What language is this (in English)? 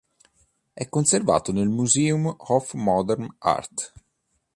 Italian